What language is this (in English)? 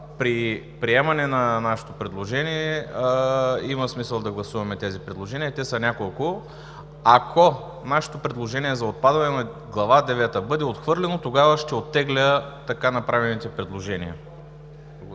Bulgarian